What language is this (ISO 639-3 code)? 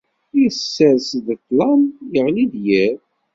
kab